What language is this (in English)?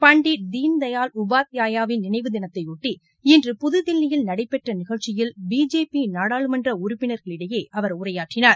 Tamil